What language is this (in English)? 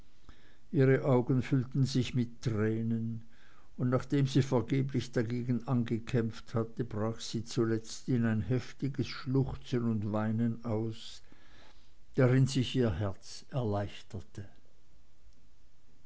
German